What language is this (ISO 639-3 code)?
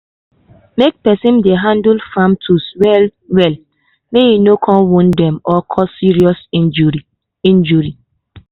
pcm